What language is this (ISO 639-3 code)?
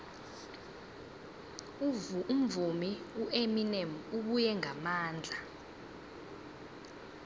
nbl